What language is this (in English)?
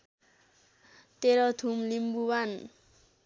Nepali